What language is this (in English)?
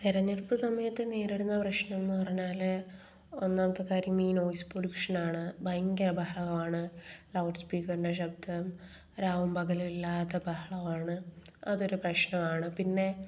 Malayalam